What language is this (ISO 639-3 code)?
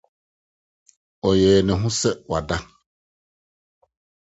aka